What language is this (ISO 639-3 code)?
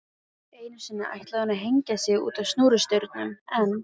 isl